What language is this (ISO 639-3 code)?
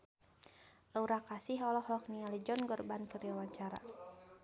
sun